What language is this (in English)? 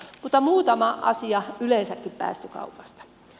Finnish